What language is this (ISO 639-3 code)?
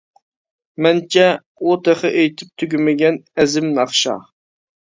uig